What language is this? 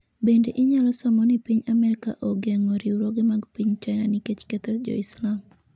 Luo (Kenya and Tanzania)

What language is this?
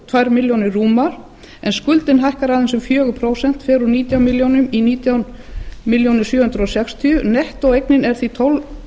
Icelandic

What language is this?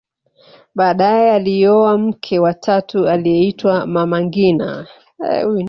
Swahili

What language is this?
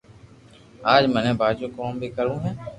Loarki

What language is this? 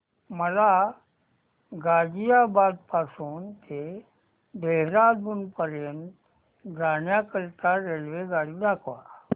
Marathi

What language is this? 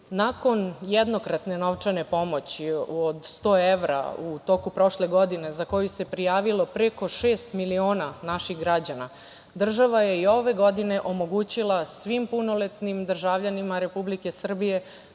Serbian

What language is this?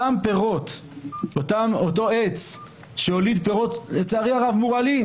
Hebrew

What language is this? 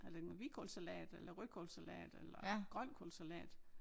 Danish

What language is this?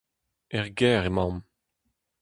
Breton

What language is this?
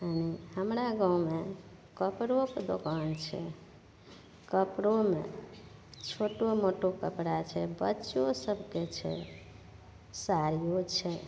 Maithili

